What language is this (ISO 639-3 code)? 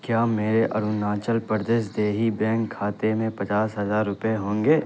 urd